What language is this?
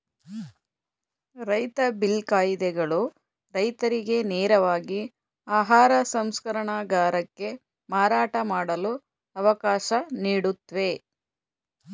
Kannada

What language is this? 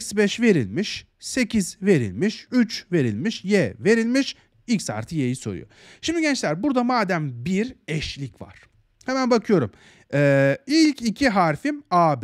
Turkish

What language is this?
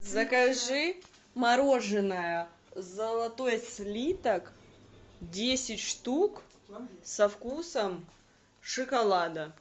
Russian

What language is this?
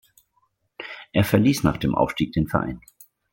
German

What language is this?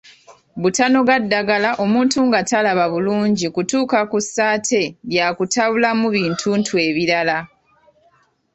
Ganda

